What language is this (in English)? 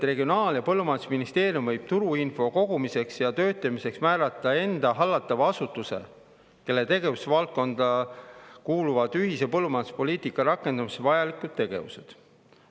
Estonian